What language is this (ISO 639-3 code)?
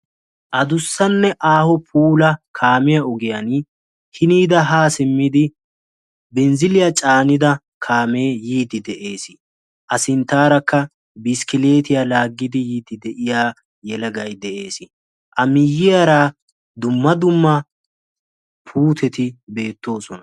wal